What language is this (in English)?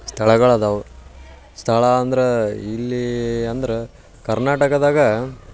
Kannada